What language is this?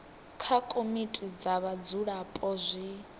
Venda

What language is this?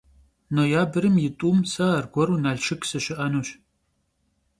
Kabardian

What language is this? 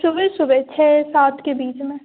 Hindi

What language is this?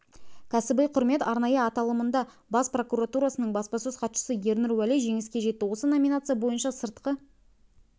Kazakh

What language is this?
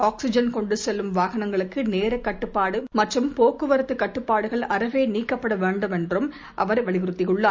Tamil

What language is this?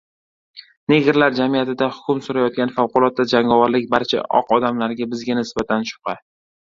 Uzbek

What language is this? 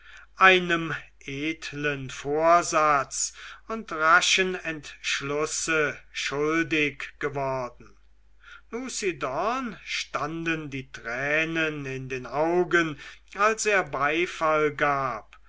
German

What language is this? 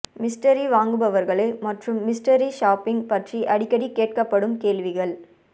Tamil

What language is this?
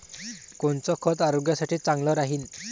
Marathi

